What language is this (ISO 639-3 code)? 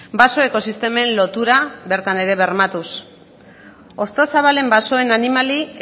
eus